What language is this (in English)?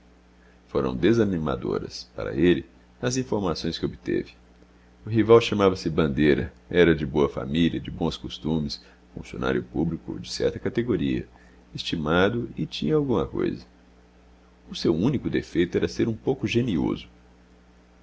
Portuguese